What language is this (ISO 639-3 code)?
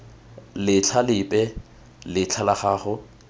tsn